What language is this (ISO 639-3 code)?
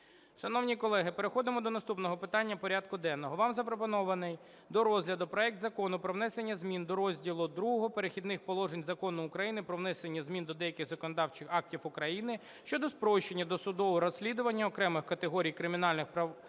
ukr